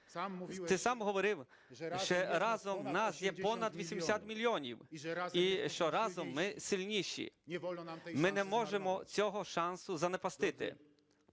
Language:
Ukrainian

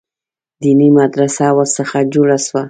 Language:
Pashto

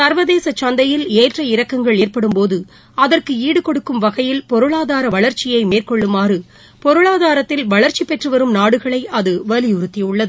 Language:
Tamil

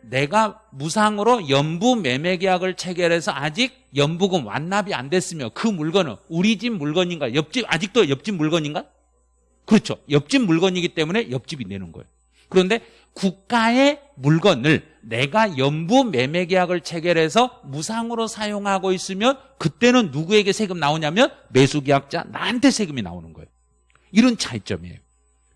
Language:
Korean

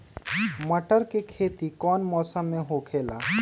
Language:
Magahi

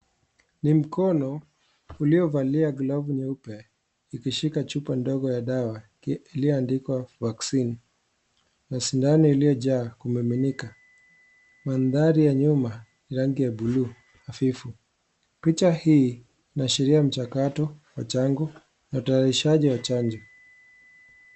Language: Swahili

